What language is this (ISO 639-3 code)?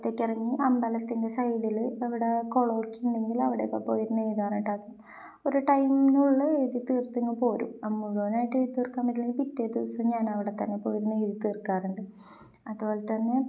mal